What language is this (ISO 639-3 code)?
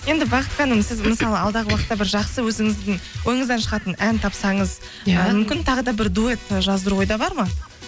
kaz